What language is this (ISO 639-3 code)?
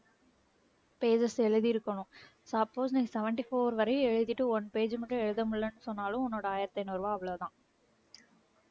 tam